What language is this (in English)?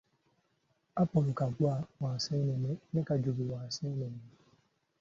Ganda